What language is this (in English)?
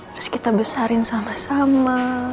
Indonesian